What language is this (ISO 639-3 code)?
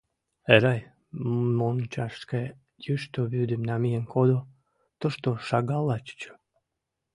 chm